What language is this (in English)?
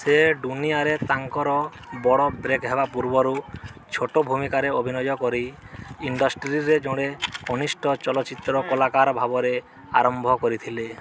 Odia